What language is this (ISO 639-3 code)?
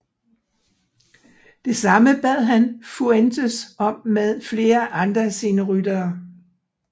dan